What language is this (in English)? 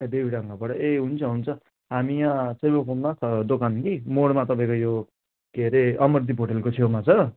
Nepali